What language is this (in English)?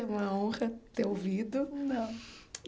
Portuguese